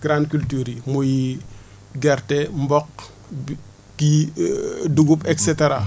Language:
Wolof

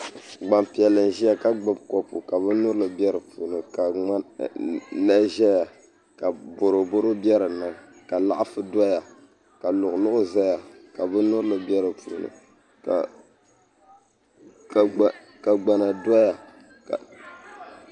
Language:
Dagbani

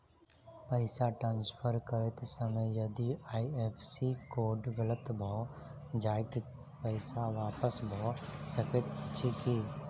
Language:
Maithili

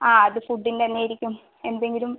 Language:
Malayalam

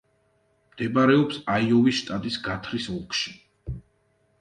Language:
Georgian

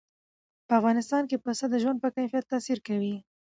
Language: Pashto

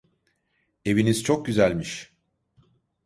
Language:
Turkish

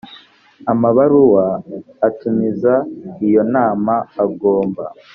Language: Kinyarwanda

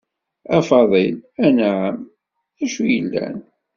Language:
Kabyle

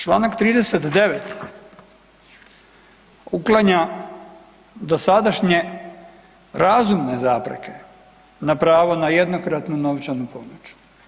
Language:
Croatian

